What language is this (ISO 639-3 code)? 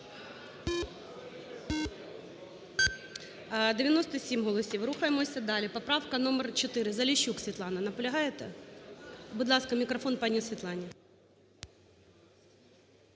ukr